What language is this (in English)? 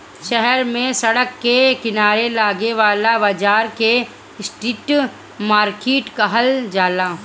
Bhojpuri